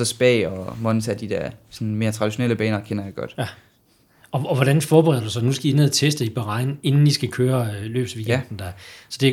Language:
Danish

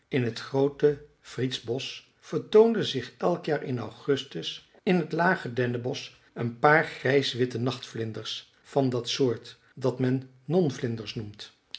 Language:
Dutch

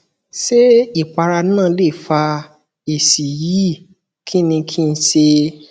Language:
Yoruba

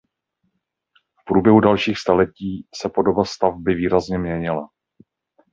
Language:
Czech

